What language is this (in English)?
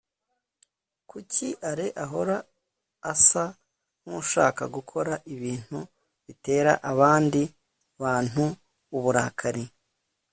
Kinyarwanda